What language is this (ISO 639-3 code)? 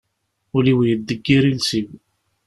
kab